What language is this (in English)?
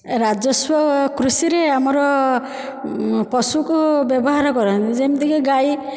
Odia